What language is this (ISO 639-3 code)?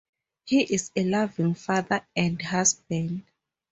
eng